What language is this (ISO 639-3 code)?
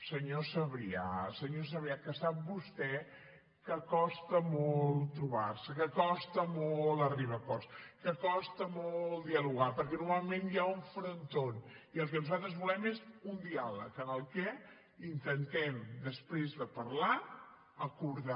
cat